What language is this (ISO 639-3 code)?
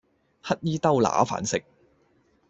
yue